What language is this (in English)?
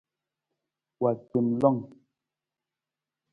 Nawdm